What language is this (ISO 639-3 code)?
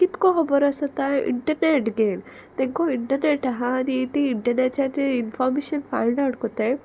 kok